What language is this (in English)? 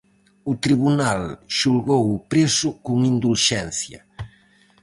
Galician